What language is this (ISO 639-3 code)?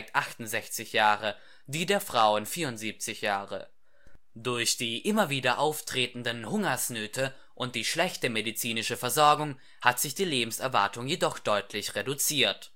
deu